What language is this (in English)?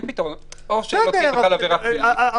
Hebrew